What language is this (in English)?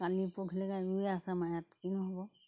Assamese